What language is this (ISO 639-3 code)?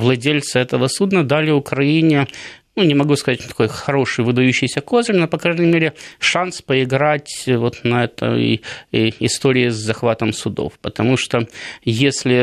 rus